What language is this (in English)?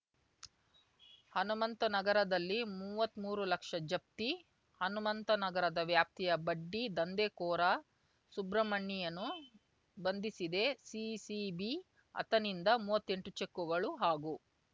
Kannada